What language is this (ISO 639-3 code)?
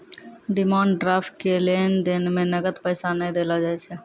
mai